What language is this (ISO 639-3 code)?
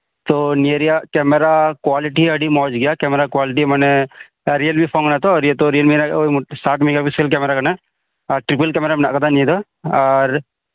sat